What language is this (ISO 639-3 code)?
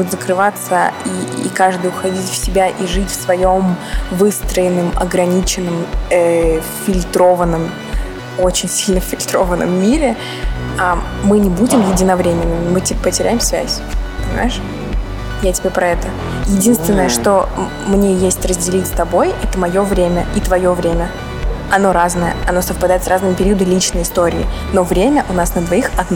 rus